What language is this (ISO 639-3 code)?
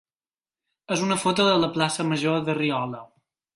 cat